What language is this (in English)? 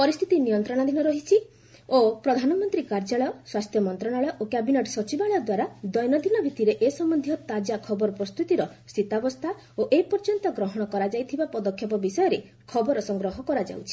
Odia